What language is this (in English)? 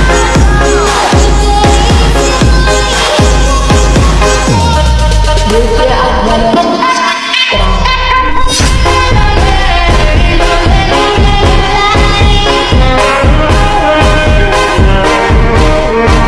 Indonesian